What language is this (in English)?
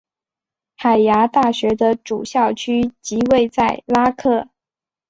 Chinese